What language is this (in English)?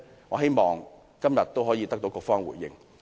Cantonese